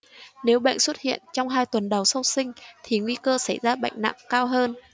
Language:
Vietnamese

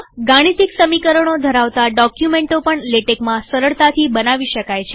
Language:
Gujarati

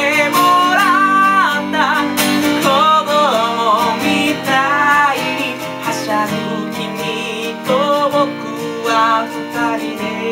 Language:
Greek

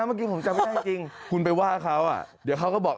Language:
Thai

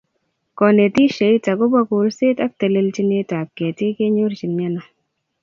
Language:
Kalenjin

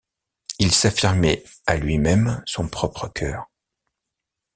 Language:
French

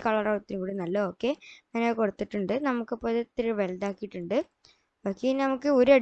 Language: Malayalam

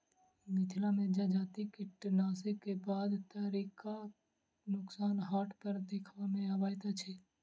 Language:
Maithili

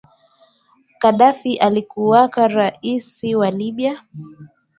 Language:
Swahili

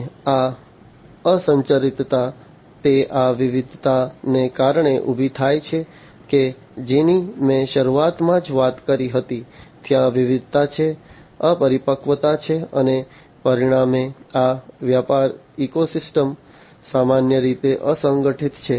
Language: Gujarati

